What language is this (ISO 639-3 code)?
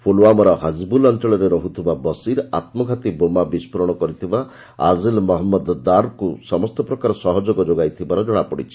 ori